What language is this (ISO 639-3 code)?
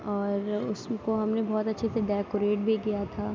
urd